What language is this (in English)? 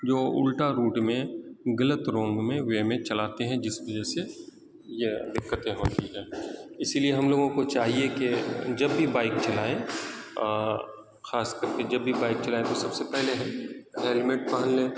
Urdu